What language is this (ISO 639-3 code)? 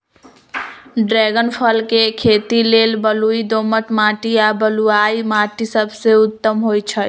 mag